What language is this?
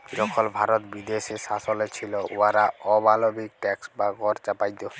Bangla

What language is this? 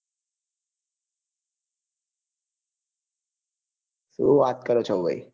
Gujarati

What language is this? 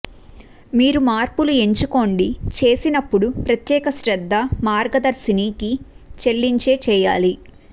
Telugu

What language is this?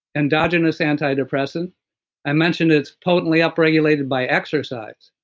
English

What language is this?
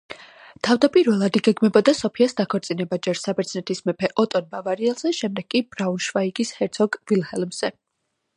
Georgian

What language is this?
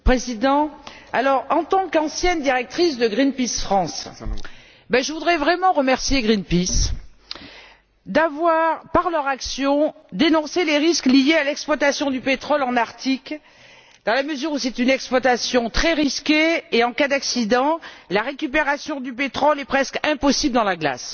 French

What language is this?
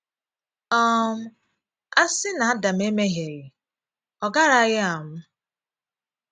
Igbo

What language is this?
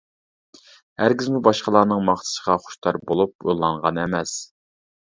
Uyghur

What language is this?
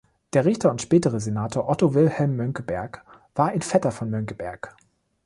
German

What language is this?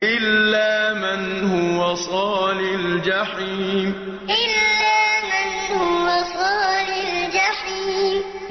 Arabic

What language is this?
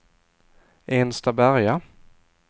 Swedish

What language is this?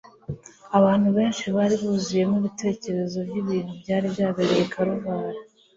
Kinyarwanda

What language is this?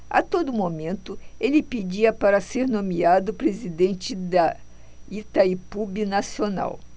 Portuguese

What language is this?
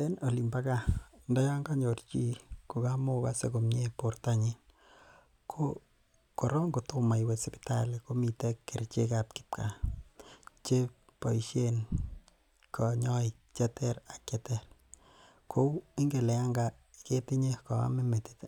Kalenjin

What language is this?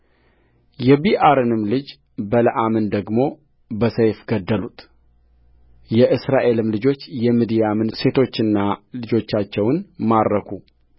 Amharic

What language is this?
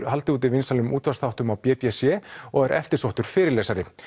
Icelandic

